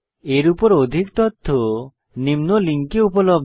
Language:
Bangla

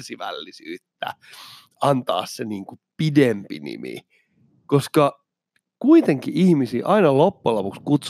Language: Finnish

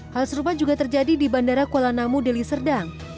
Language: Indonesian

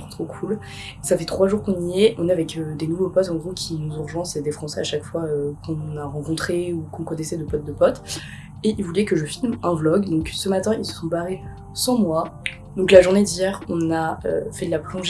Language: French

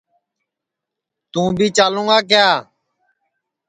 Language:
Sansi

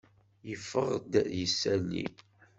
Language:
Kabyle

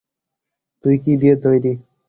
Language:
Bangla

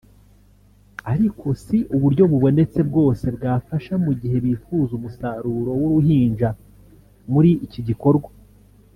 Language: Kinyarwanda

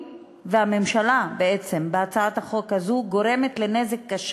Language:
Hebrew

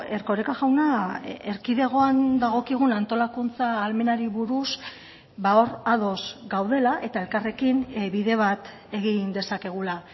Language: Basque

